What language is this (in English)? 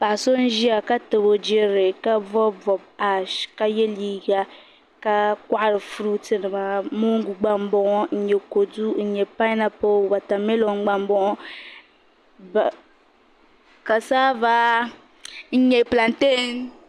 Dagbani